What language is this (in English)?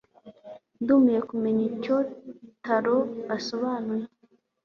Kinyarwanda